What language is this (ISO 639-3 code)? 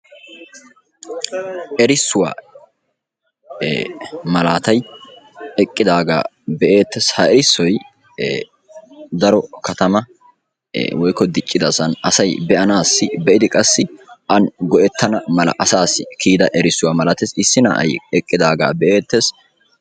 wal